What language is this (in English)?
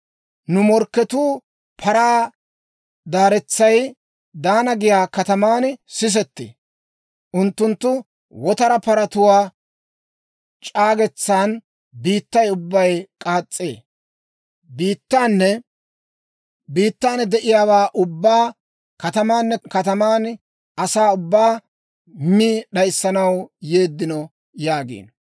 Dawro